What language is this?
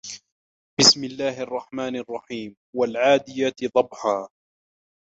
Arabic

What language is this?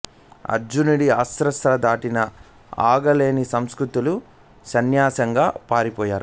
Telugu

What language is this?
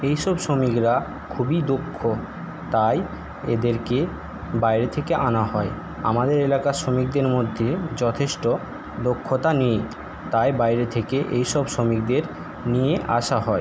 Bangla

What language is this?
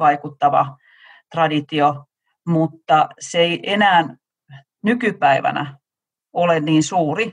Finnish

